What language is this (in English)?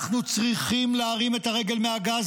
Hebrew